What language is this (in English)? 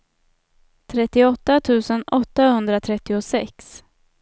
Swedish